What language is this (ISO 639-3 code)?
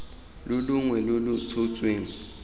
tsn